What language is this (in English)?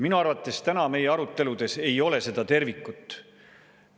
Estonian